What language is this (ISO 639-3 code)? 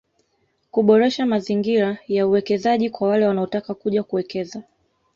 swa